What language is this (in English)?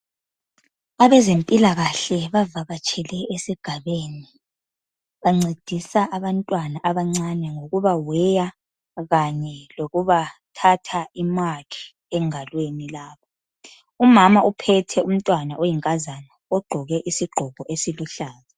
North Ndebele